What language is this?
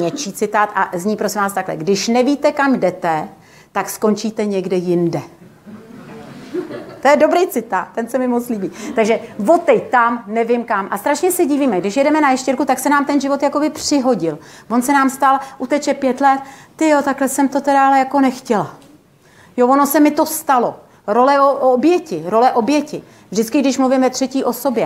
Czech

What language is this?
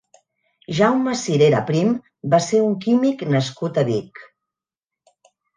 Catalan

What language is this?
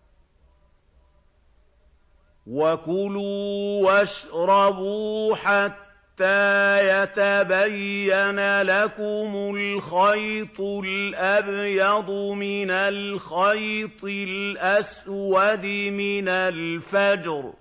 Arabic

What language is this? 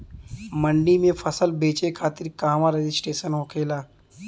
Bhojpuri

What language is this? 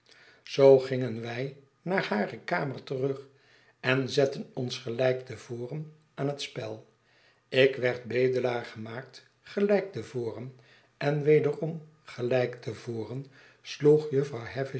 Dutch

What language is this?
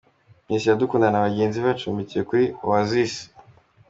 Kinyarwanda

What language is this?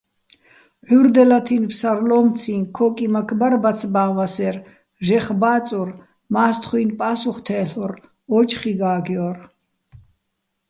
Bats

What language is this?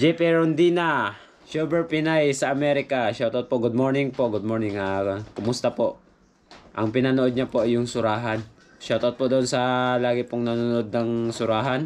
Filipino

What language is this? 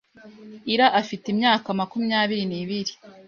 Kinyarwanda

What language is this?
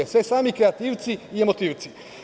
Serbian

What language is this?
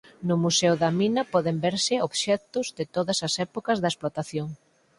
Galician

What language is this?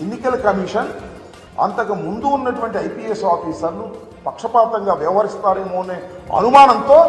Telugu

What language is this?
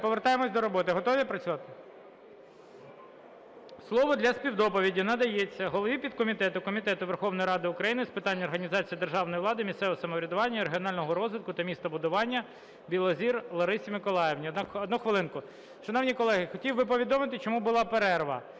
Ukrainian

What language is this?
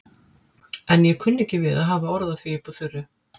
Icelandic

